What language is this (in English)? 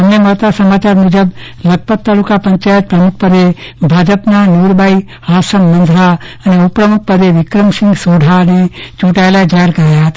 Gujarati